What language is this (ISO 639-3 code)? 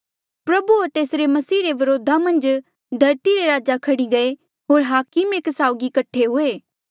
mjl